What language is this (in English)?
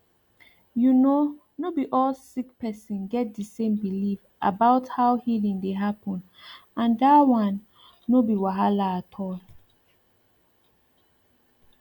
Nigerian Pidgin